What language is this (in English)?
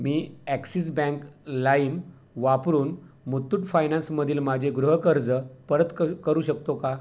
Marathi